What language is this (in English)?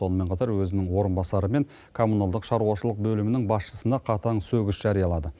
Kazakh